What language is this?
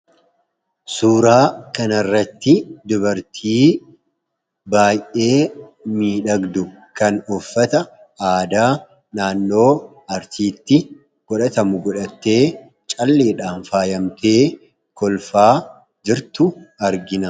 Oromo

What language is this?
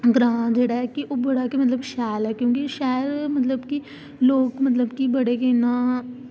Dogri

